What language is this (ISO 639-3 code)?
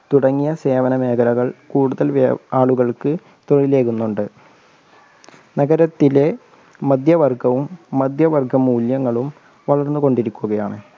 mal